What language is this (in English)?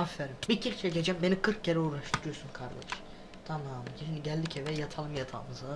Turkish